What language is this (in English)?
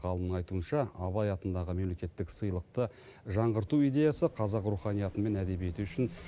Kazakh